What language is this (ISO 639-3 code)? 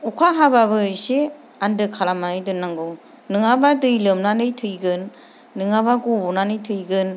brx